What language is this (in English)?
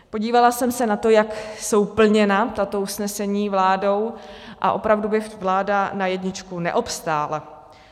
Czech